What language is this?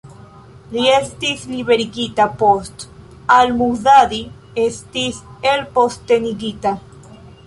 Esperanto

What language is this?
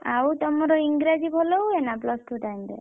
Odia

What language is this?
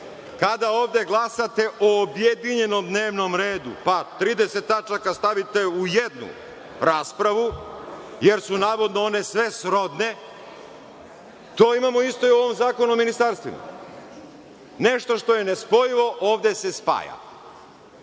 Serbian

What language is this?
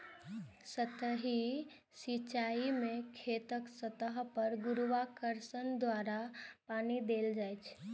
Maithili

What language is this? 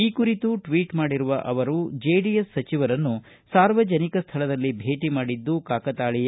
Kannada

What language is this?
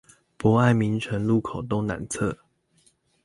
Chinese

